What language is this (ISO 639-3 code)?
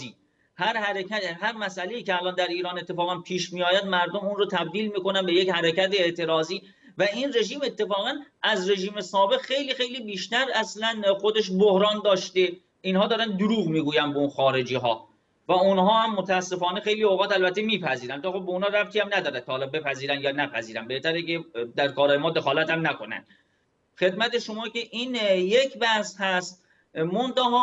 fas